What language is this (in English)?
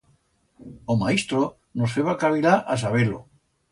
Aragonese